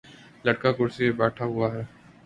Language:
Urdu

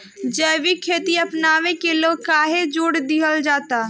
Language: Bhojpuri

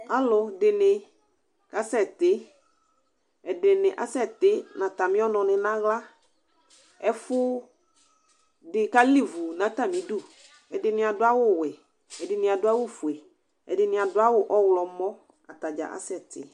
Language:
Ikposo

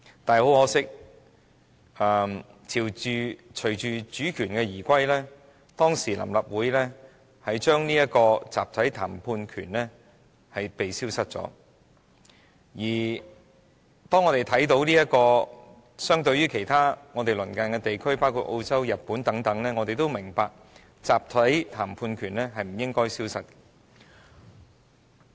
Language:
Cantonese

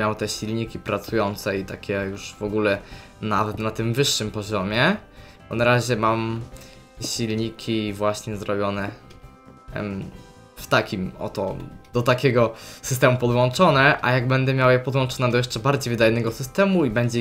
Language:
Polish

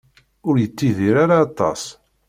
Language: Kabyle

